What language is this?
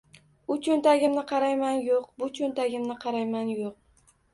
Uzbek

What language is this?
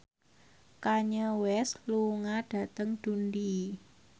Javanese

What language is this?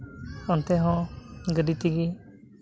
Santali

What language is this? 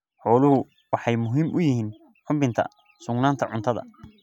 Somali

